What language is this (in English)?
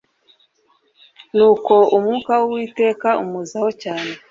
Kinyarwanda